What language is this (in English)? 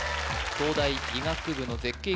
Japanese